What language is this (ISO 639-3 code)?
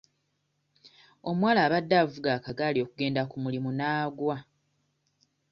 lug